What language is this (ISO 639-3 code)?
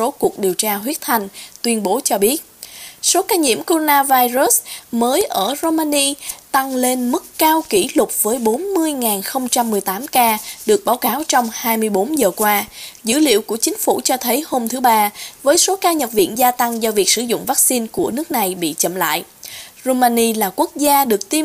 vie